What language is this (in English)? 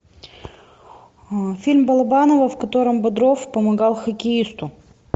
Russian